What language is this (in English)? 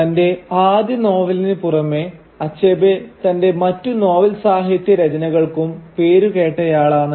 Malayalam